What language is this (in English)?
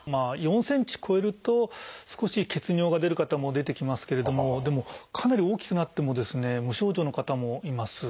Japanese